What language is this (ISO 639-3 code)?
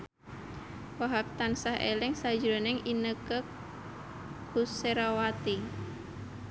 jav